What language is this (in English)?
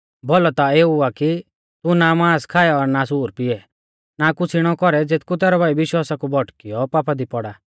Mahasu Pahari